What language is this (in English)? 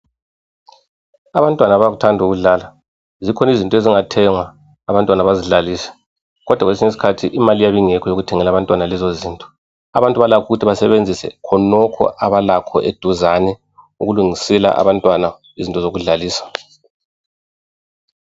North Ndebele